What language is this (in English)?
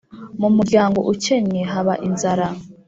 Kinyarwanda